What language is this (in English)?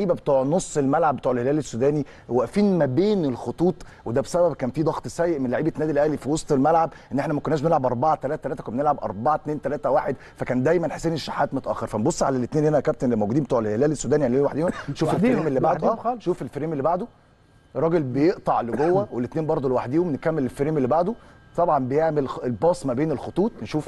Arabic